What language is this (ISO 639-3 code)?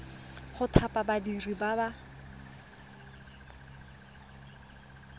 tsn